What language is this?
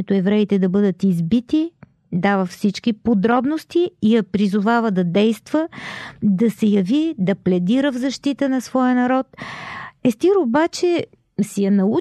Bulgarian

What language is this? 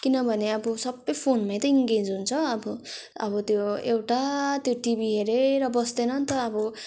Nepali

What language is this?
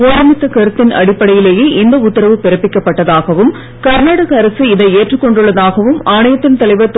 Tamil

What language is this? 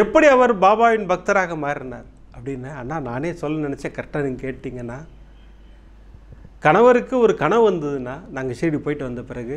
Tamil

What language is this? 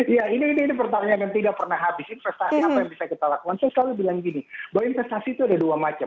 Indonesian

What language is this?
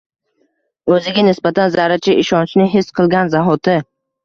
Uzbek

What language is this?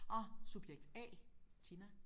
Danish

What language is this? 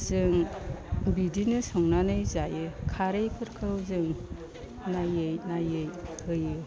Bodo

